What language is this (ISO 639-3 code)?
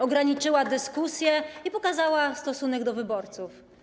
pol